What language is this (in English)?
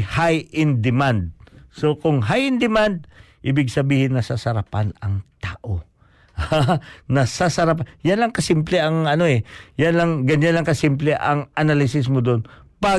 Filipino